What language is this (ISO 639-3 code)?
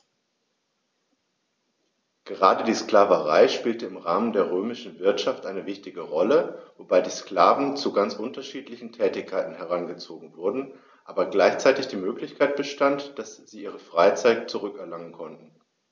deu